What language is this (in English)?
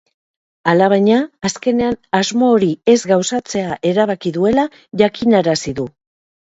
Basque